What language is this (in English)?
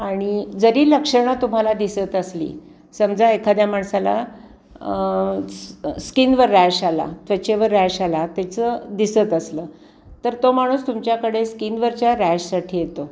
Marathi